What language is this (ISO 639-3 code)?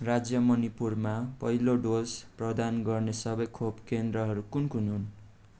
nep